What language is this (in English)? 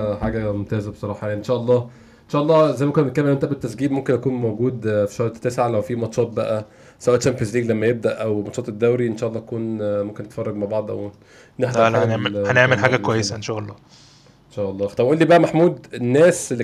Arabic